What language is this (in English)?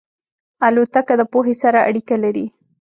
Pashto